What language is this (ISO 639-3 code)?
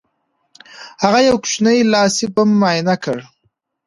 pus